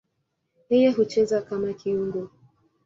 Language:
Swahili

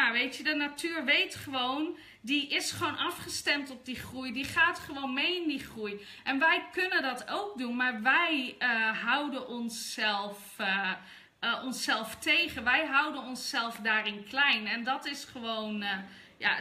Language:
Dutch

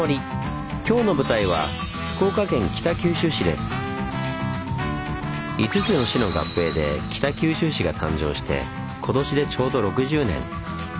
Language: Japanese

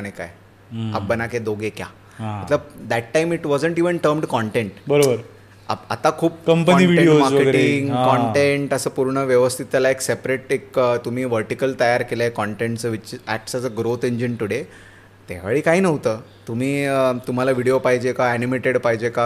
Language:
Marathi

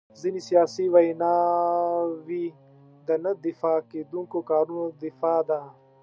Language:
Pashto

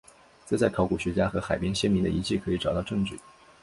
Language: Chinese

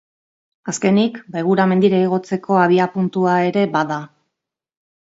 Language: Basque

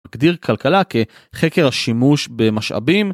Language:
Hebrew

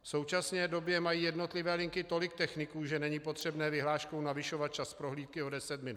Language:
Czech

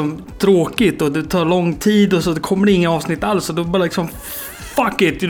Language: Swedish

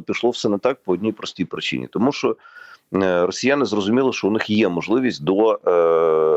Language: Ukrainian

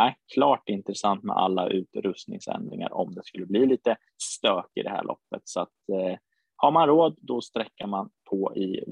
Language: Swedish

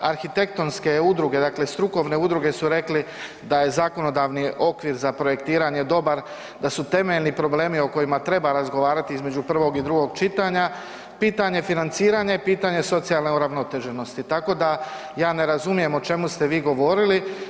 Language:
Croatian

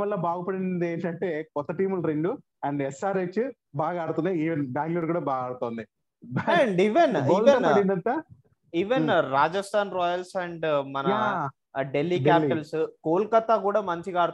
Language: Telugu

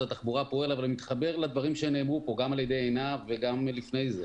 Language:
Hebrew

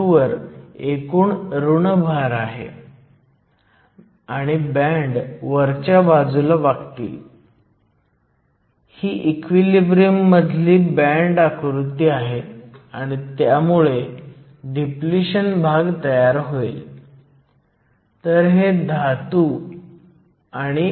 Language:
Marathi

